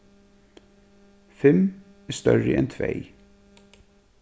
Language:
Faroese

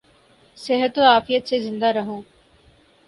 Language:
Urdu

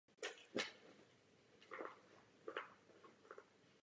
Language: Czech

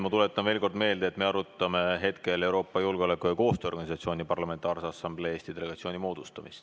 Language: Estonian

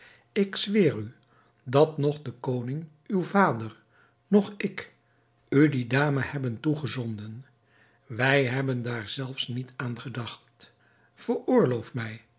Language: Dutch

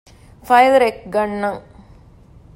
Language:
Divehi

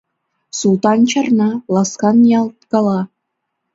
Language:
Mari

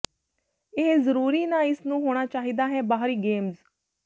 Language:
Punjabi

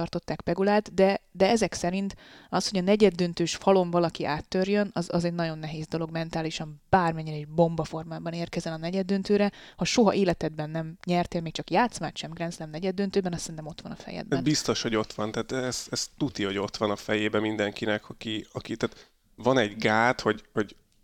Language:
Hungarian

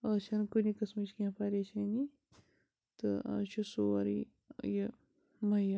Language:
Kashmiri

